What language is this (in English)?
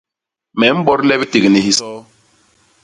Basaa